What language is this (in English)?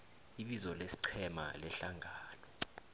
South Ndebele